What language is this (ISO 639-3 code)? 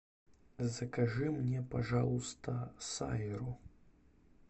rus